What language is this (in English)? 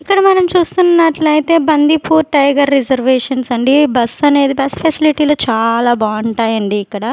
Telugu